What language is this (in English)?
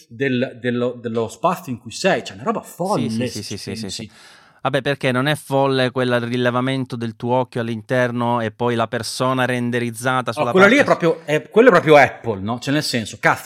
Italian